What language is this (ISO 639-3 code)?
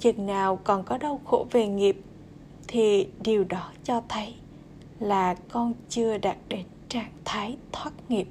vie